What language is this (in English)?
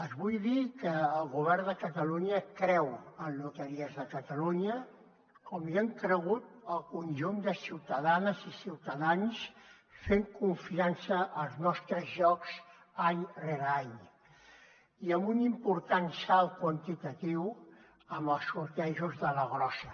Catalan